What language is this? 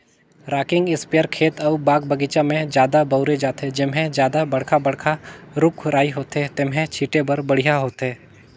Chhattisgarhi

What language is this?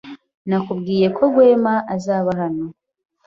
Kinyarwanda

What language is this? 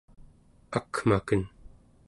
Central Yupik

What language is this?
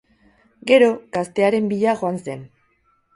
Basque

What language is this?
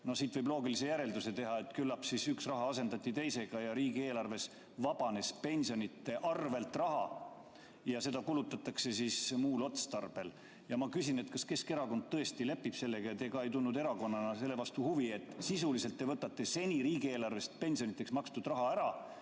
Estonian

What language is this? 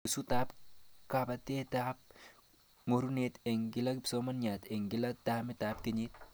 Kalenjin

